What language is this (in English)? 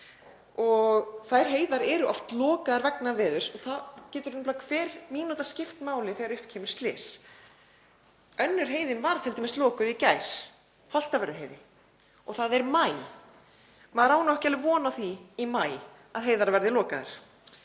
Icelandic